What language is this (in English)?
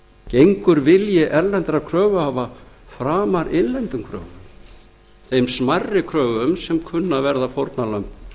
Icelandic